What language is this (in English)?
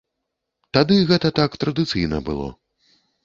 Belarusian